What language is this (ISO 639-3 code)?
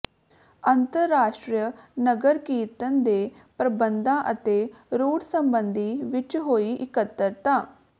pan